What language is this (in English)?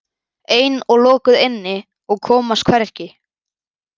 Icelandic